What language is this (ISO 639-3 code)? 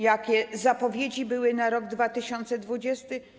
pol